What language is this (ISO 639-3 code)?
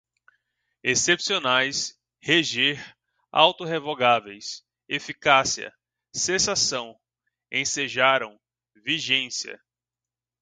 por